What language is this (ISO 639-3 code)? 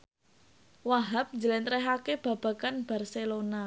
jav